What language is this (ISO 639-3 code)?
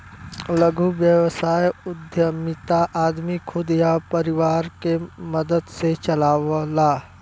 bho